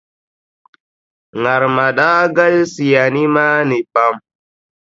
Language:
Dagbani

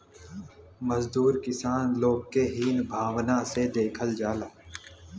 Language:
Bhojpuri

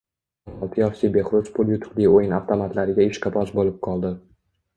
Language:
Uzbek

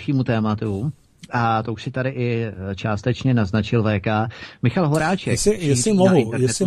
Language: Czech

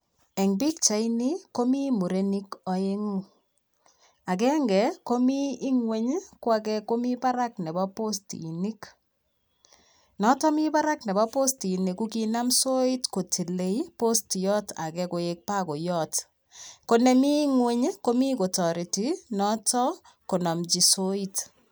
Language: Kalenjin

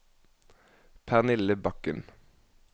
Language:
Norwegian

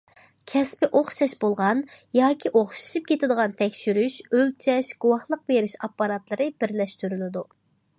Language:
Uyghur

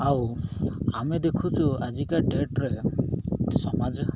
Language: Odia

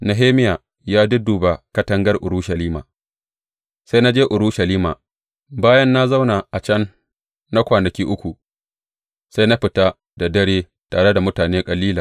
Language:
Hausa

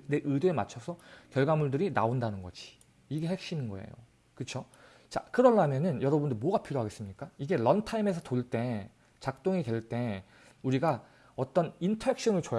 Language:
Korean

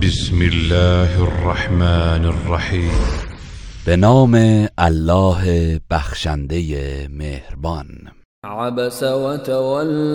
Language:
Persian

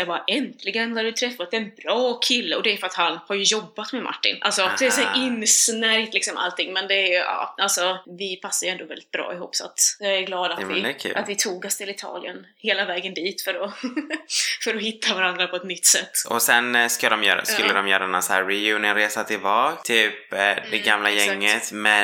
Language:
Swedish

